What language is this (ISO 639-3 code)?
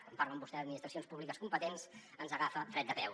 cat